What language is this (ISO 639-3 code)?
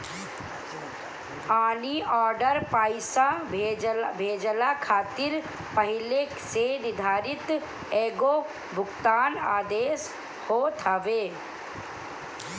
bho